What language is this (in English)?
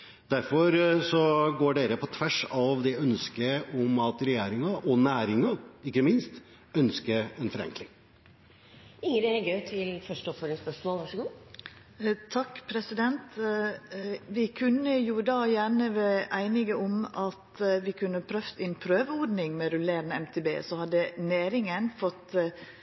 Norwegian